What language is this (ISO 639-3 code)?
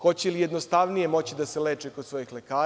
srp